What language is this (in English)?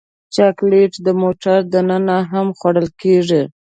Pashto